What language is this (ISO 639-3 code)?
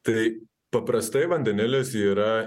lit